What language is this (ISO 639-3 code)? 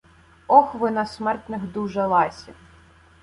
ukr